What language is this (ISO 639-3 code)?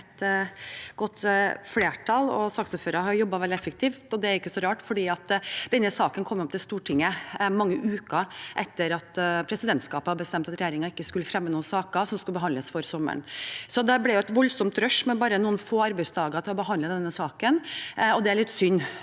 nor